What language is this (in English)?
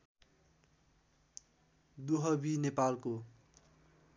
Nepali